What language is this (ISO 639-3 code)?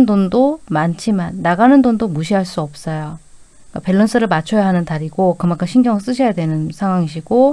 kor